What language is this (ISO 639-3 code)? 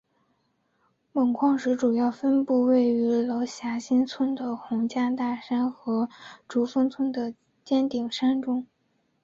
zho